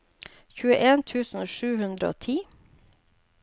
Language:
Norwegian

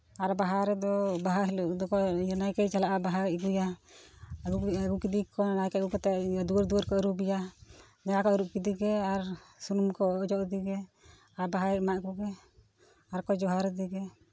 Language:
Santali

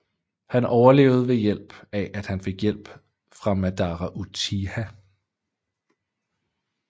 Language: Danish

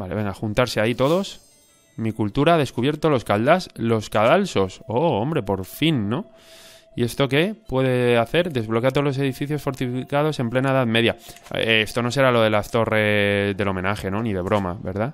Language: Spanish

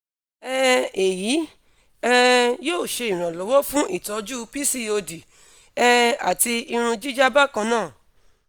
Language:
Yoruba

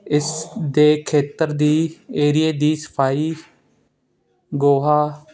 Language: Punjabi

